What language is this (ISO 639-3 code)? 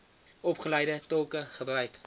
afr